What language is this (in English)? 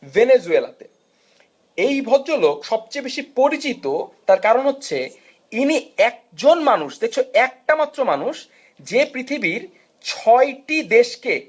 Bangla